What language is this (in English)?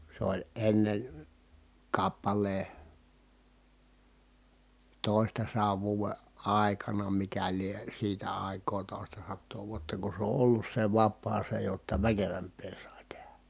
Finnish